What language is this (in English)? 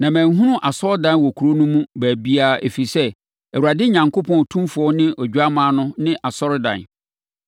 Akan